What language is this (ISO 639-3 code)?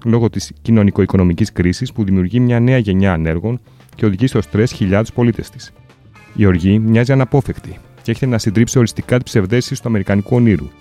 ell